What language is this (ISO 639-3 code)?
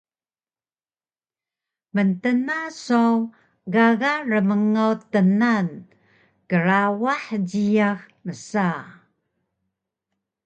trv